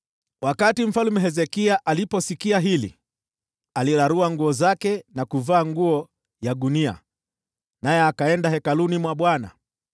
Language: Swahili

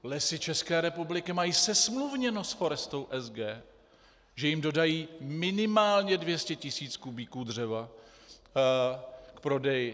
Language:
Czech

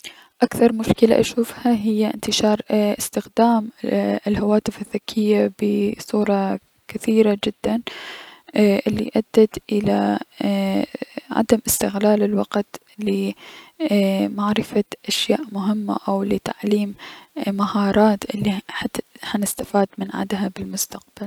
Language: Mesopotamian Arabic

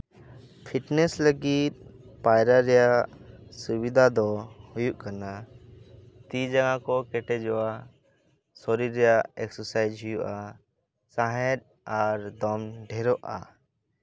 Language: Santali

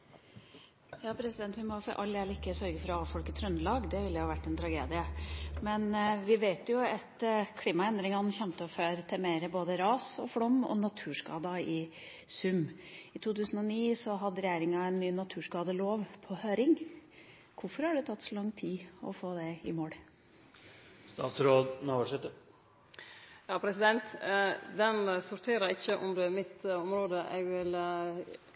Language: Norwegian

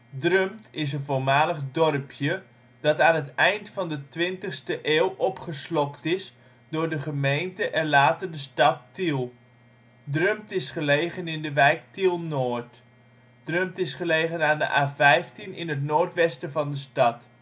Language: Dutch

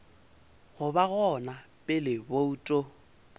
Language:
Northern Sotho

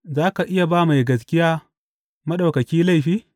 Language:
Hausa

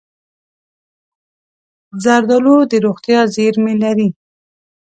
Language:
Pashto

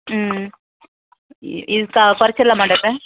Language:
Tamil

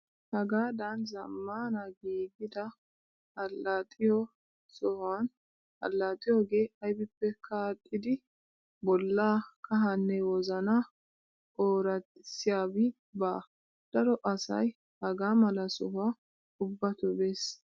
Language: Wolaytta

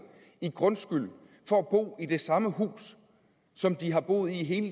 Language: Danish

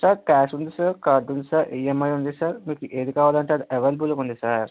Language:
Telugu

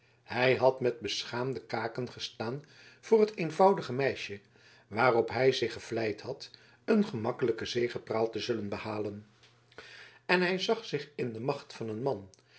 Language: Dutch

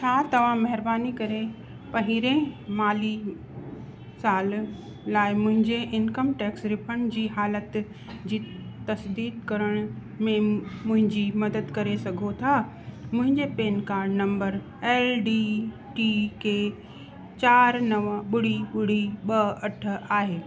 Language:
Sindhi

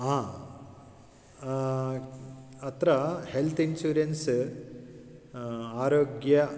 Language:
Sanskrit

